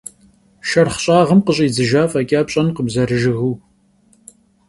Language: Kabardian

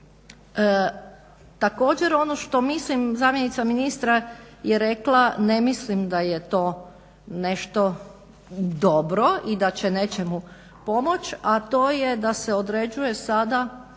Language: Croatian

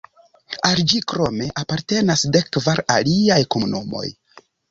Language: Esperanto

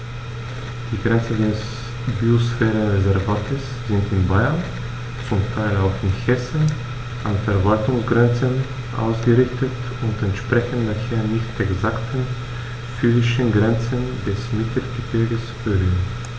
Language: German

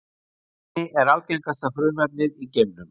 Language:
Icelandic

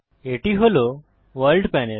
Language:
Bangla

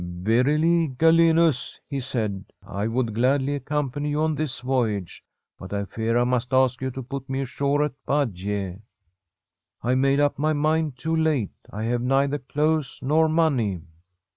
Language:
English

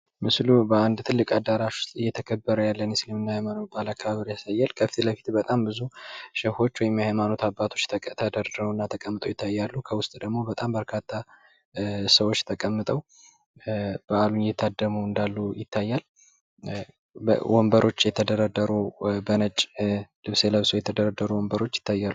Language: Amharic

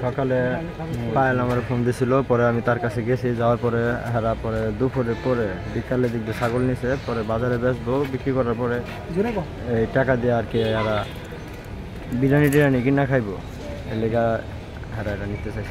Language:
Arabic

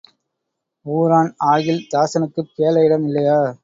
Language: Tamil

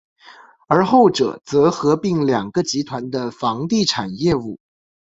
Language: Chinese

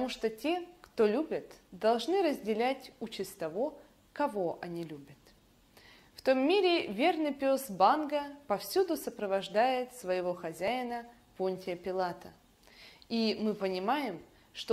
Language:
Russian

